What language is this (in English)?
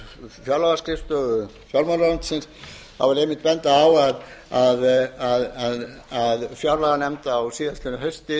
Icelandic